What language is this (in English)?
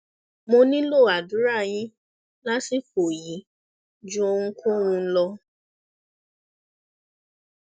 Yoruba